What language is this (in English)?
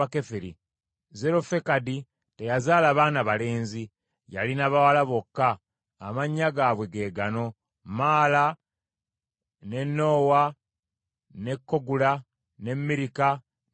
Ganda